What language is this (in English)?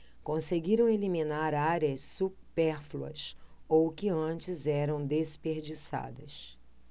Portuguese